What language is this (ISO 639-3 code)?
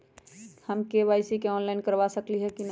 mag